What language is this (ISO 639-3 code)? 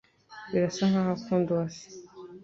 kin